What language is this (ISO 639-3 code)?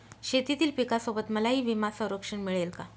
mar